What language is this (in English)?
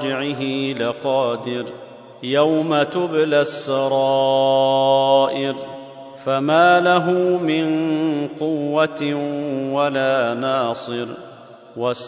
Arabic